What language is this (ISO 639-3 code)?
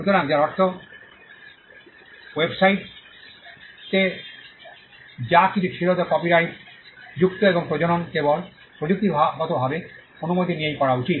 ben